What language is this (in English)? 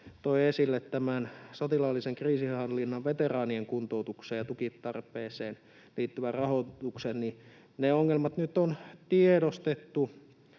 Finnish